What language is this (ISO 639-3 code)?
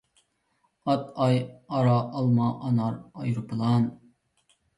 uig